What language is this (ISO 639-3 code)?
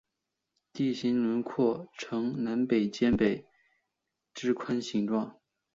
zho